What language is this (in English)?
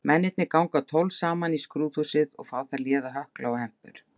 Icelandic